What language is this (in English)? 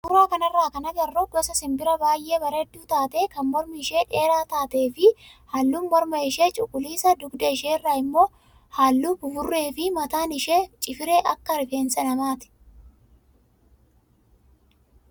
Oromo